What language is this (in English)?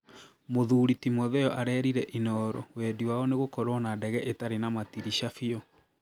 Kikuyu